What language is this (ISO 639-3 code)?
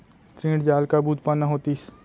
hne